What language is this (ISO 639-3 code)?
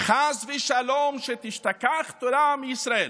heb